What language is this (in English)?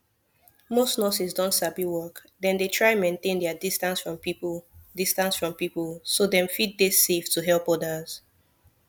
Nigerian Pidgin